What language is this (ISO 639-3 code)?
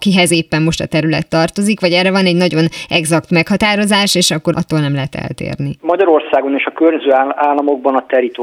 hun